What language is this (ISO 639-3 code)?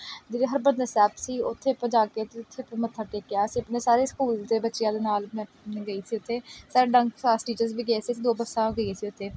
pan